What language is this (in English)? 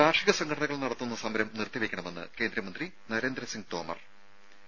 Malayalam